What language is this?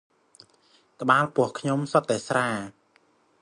Khmer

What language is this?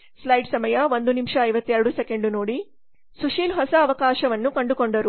Kannada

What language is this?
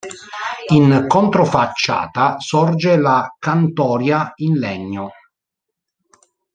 Italian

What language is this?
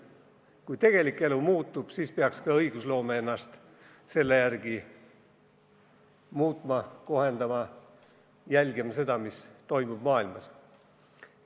Estonian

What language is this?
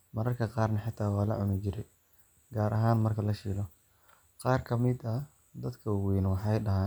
Somali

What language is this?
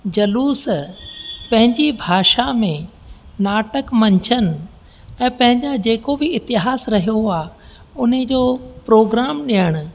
Sindhi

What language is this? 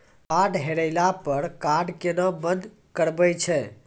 Maithili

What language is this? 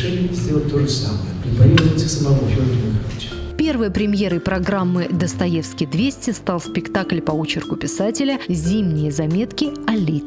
Russian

